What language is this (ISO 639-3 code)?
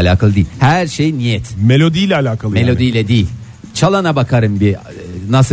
tur